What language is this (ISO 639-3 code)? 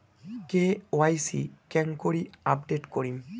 ben